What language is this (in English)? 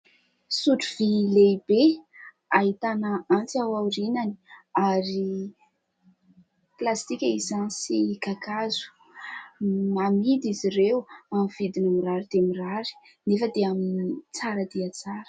Malagasy